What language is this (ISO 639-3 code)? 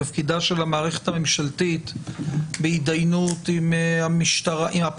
heb